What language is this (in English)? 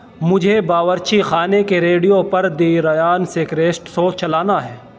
Urdu